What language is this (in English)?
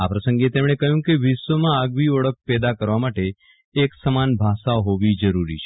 Gujarati